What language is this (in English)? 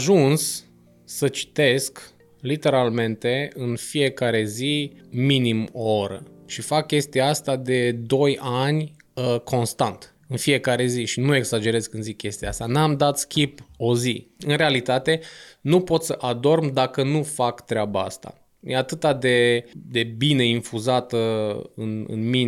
Romanian